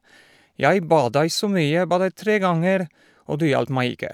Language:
Norwegian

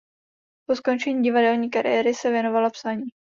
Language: Czech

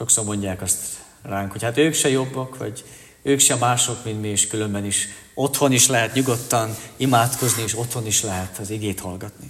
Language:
Hungarian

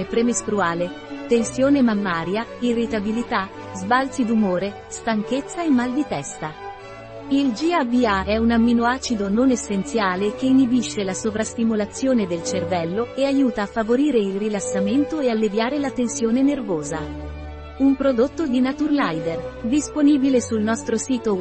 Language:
Italian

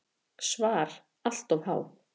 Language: Icelandic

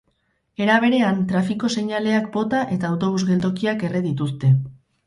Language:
Basque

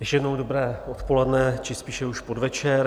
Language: Czech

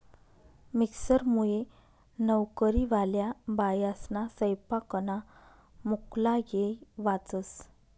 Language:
Marathi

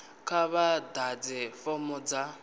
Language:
Venda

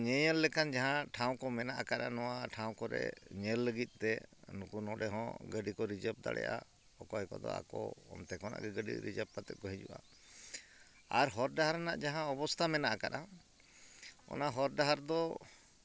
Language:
Santali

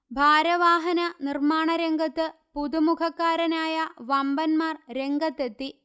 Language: Malayalam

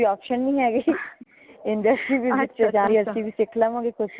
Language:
Punjabi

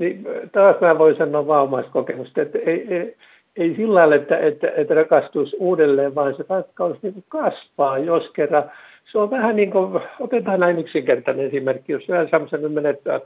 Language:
Finnish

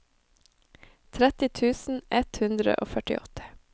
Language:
Norwegian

